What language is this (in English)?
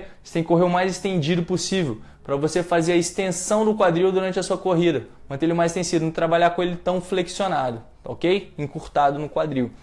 Portuguese